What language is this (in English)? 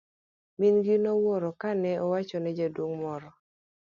Luo (Kenya and Tanzania)